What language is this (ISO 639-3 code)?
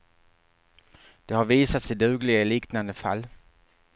swe